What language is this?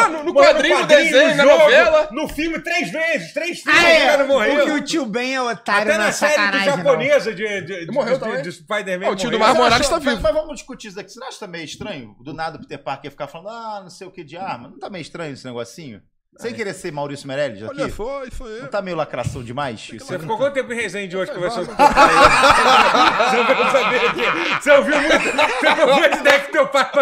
Portuguese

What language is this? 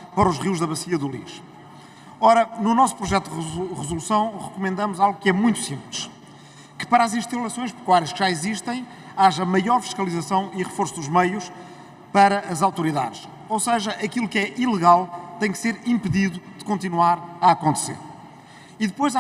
Portuguese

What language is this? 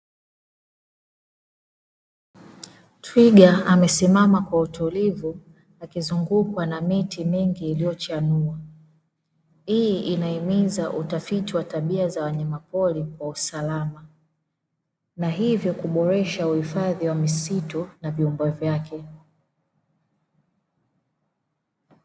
Swahili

